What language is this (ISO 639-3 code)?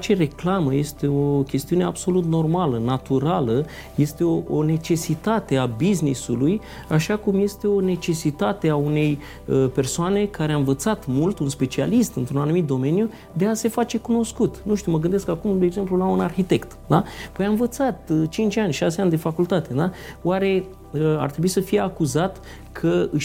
ron